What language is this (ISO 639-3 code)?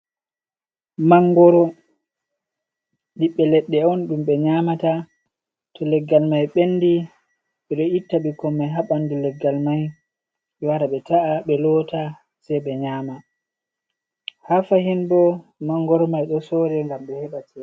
ful